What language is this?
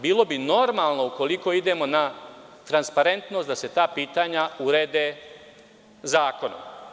Serbian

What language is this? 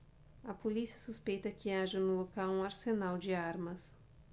Portuguese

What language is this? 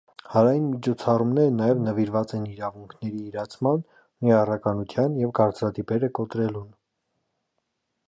Armenian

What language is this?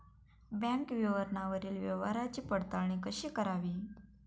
Marathi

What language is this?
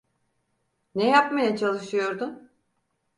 Turkish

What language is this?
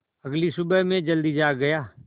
Hindi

